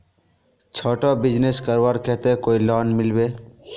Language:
Magahi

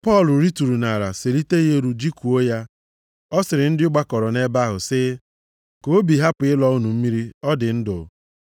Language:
Igbo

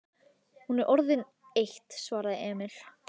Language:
Icelandic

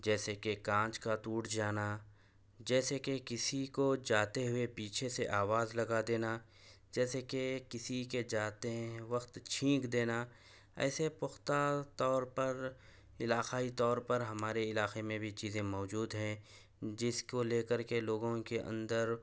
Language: Urdu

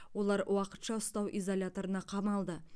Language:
Kazakh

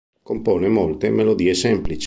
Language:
Italian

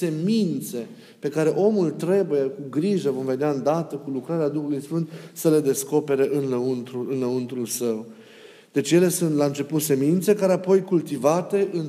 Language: Romanian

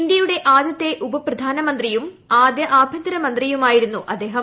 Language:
Malayalam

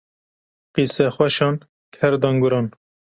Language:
Kurdish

